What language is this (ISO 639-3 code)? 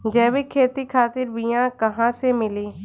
bho